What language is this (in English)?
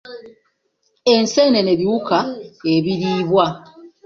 Ganda